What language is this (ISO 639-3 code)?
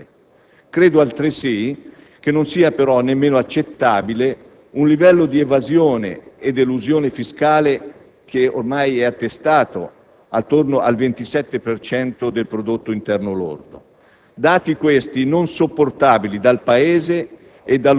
ita